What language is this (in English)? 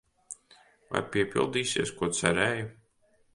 Latvian